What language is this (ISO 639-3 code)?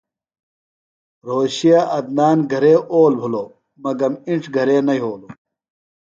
phl